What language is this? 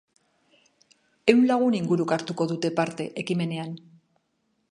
Basque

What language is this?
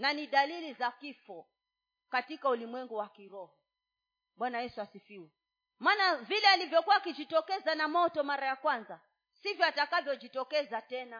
Swahili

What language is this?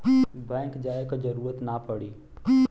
Bhojpuri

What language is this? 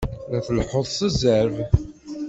Kabyle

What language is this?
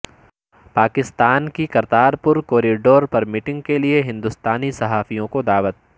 Urdu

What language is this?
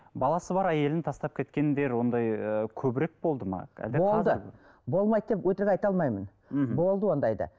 Kazakh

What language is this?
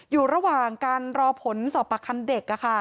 Thai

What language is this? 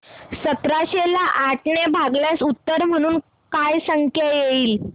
Marathi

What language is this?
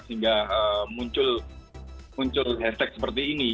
Indonesian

